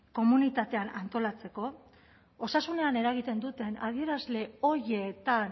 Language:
Basque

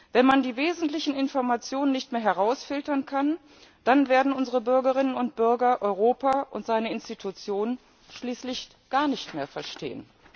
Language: German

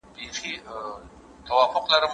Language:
Pashto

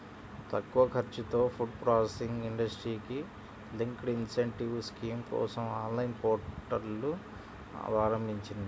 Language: Telugu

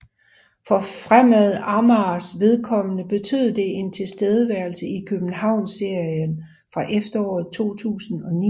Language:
Danish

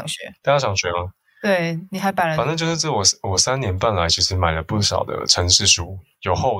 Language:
Chinese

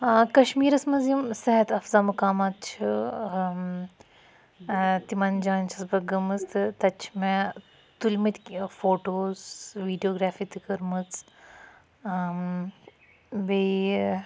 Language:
Kashmiri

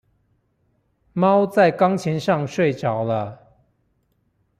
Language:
Chinese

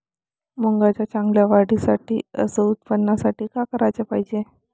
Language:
Marathi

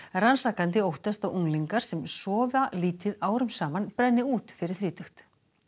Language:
Icelandic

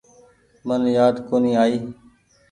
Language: Goaria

